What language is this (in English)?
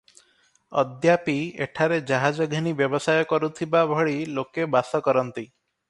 Odia